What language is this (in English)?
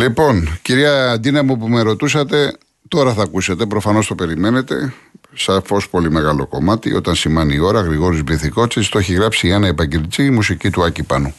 Greek